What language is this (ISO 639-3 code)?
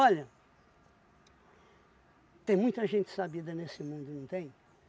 por